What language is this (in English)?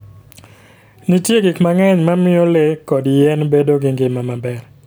Luo (Kenya and Tanzania)